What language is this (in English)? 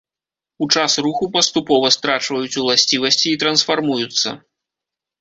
Belarusian